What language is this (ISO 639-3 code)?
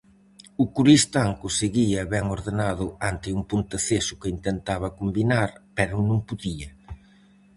glg